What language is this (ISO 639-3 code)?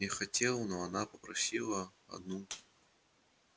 rus